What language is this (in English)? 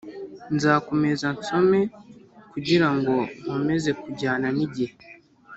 Kinyarwanda